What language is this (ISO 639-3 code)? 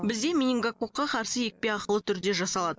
kaz